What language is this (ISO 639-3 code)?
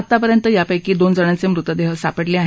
mar